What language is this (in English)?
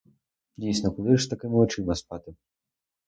Ukrainian